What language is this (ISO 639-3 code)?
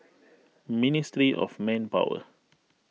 eng